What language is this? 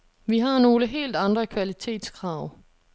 Danish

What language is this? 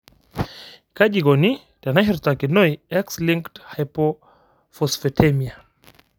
Masai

